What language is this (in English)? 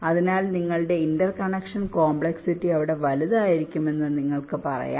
Malayalam